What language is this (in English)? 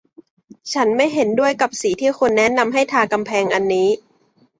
Thai